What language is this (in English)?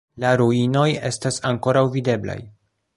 Esperanto